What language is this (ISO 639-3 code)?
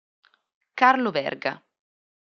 ita